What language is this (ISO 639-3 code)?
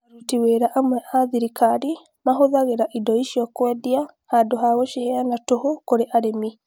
kik